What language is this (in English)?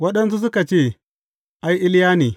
Hausa